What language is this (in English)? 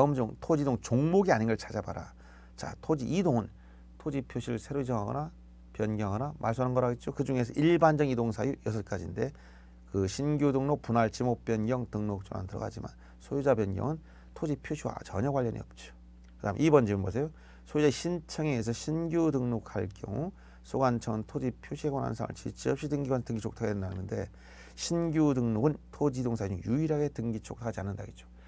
Korean